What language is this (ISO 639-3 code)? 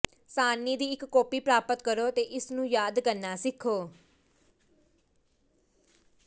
pan